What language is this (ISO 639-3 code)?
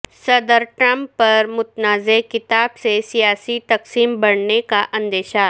urd